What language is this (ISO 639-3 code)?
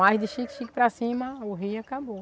por